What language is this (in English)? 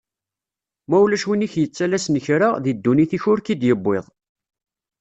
Kabyle